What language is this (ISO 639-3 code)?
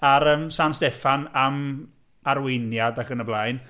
cym